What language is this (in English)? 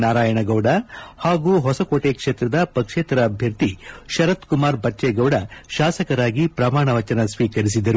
Kannada